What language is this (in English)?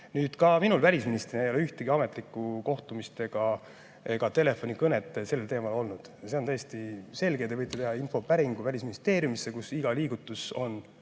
Estonian